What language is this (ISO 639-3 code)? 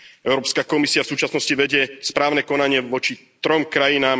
slk